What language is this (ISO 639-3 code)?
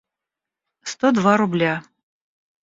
rus